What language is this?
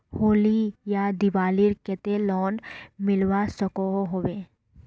Magahi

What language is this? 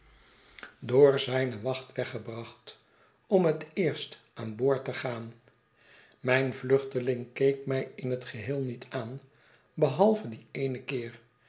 Dutch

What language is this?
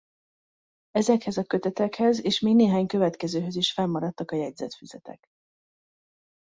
Hungarian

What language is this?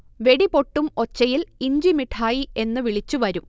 Malayalam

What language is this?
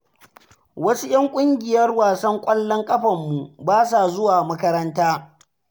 Hausa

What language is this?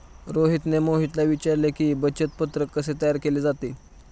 Marathi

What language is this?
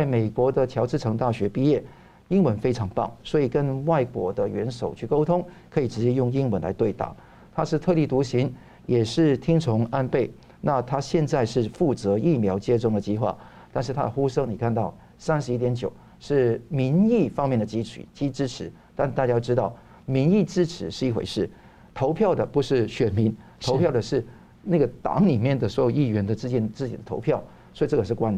Chinese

